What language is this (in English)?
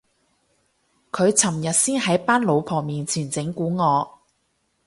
Cantonese